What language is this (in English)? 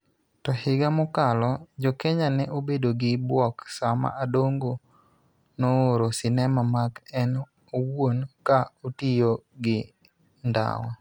Luo (Kenya and Tanzania)